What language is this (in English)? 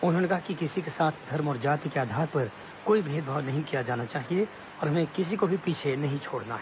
Hindi